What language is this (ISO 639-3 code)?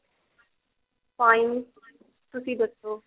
pan